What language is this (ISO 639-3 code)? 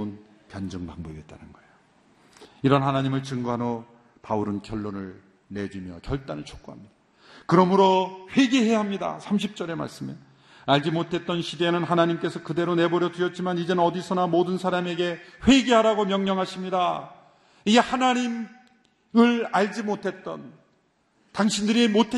kor